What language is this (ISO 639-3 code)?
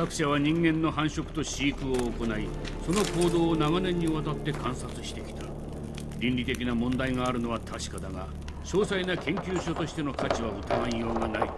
jpn